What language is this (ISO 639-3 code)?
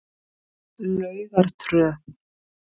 isl